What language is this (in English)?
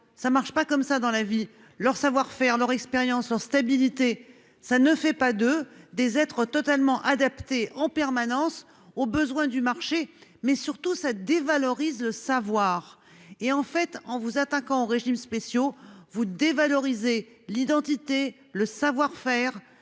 French